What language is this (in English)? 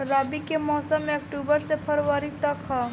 Bhojpuri